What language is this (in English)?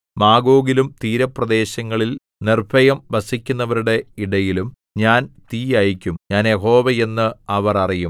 Malayalam